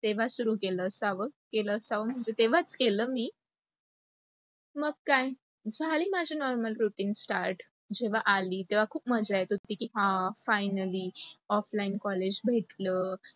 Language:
Marathi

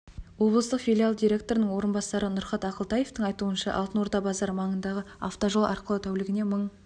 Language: Kazakh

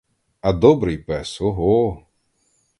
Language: Ukrainian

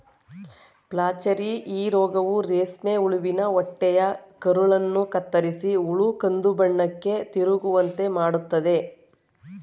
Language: Kannada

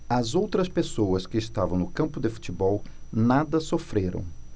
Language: Portuguese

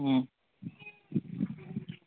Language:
Assamese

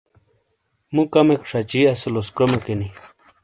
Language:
Shina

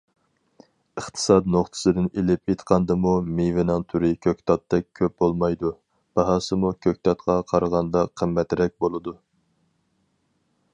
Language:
Uyghur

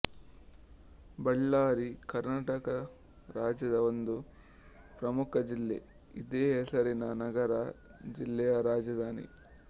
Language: Kannada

